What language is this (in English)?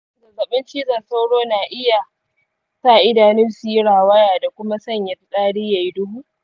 Hausa